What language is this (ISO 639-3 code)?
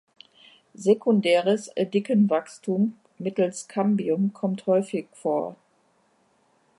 deu